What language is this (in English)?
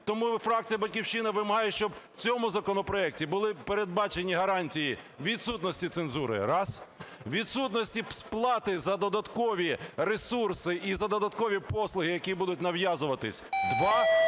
Ukrainian